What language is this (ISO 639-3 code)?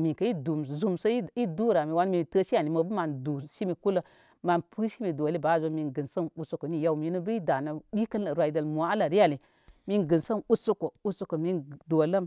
kmy